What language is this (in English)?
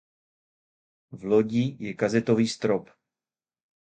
Czech